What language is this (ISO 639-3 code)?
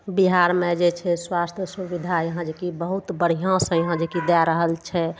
mai